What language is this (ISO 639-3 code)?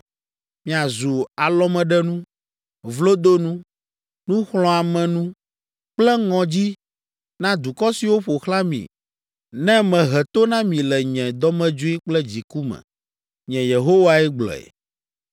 ewe